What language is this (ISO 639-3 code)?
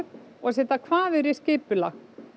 isl